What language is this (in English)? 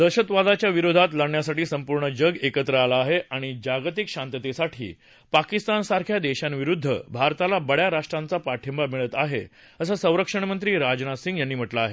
Marathi